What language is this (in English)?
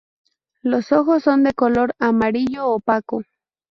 Spanish